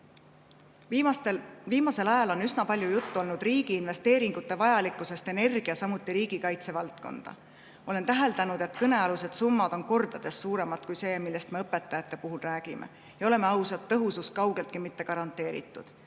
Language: Estonian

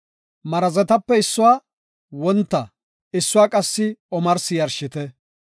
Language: Gofa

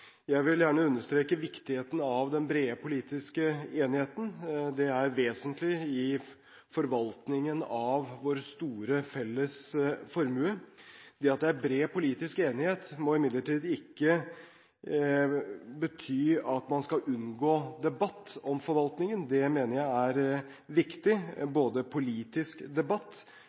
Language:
Norwegian Bokmål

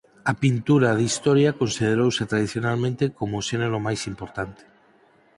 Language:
Galician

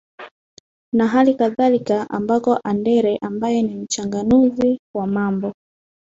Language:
Swahili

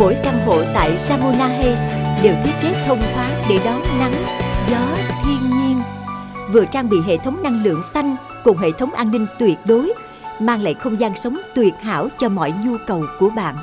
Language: Vietnamese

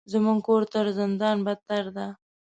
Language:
Pashto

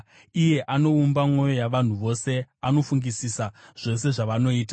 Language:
Shona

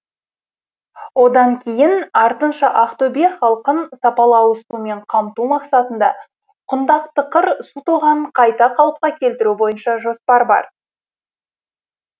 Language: Kazakh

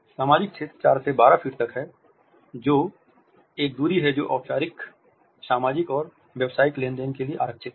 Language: Hindi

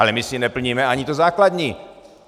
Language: Czech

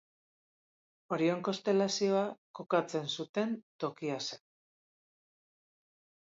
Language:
Basque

